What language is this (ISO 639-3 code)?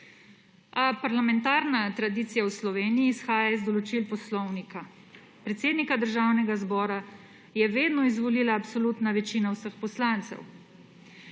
slv